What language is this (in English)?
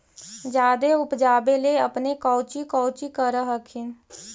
Magahi